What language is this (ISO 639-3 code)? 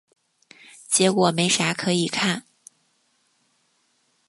zho